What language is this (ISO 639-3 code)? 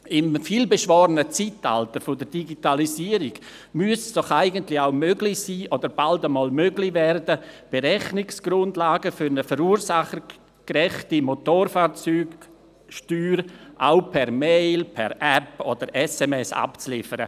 gsw